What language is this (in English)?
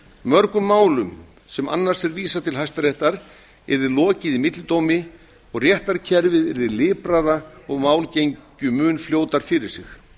Icelandic